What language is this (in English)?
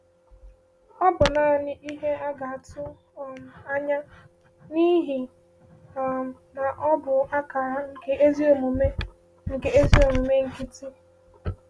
Igbo